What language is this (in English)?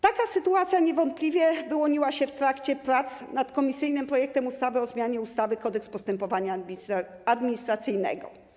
Polish